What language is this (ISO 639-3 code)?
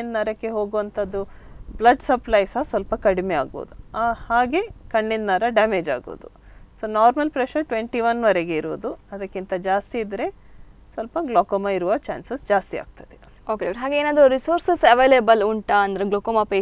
hin